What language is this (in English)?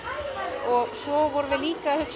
Icelandic